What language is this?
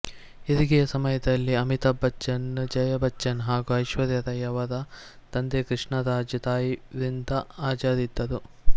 Kannada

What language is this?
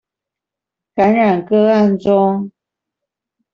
Chinese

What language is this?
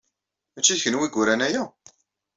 Kabyle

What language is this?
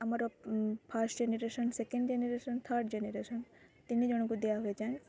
Odia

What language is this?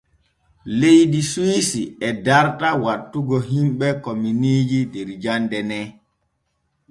Borgu Fulfulde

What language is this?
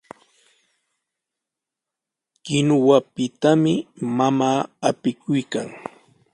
Sihuas Ancash Quechua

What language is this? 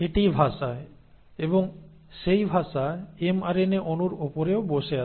Bangla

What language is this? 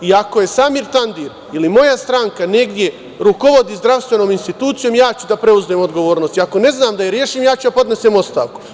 Serbian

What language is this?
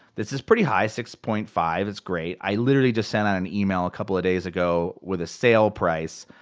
English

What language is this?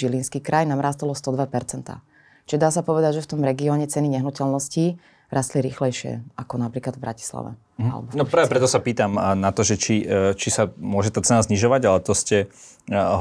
Slovak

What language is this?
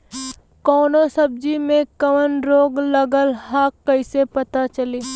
Bhojpuri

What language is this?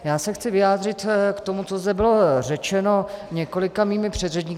Czech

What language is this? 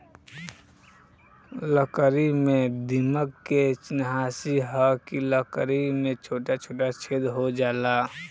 Bhojpuri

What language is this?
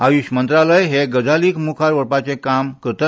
Konkani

